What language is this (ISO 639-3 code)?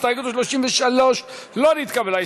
heb